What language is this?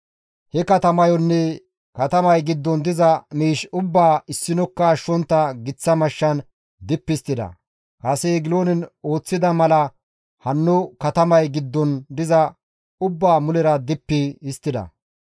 Gamo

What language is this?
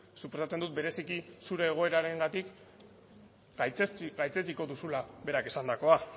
Basque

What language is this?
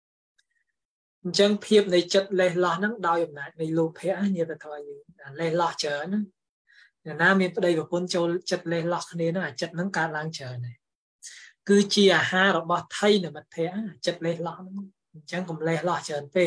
Thai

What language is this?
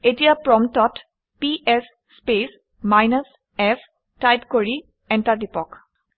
Assamese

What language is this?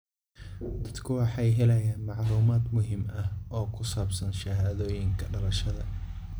Somali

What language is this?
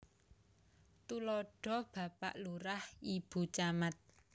Javanese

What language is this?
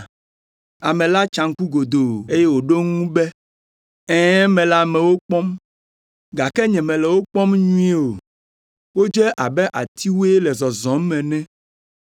Ewe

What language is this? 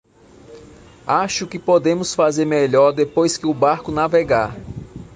Portuguese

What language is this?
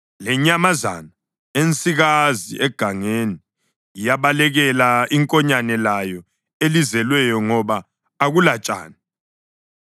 North Ndebele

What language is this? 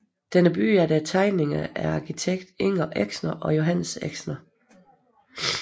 Danish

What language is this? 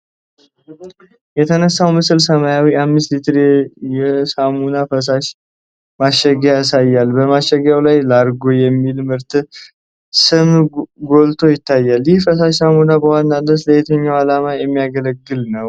Amharic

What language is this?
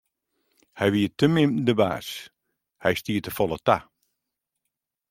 Western Frisian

